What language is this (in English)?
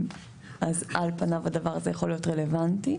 Hebrew